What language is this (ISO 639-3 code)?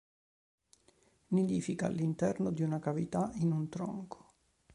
ita